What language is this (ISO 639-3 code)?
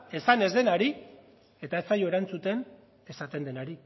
eus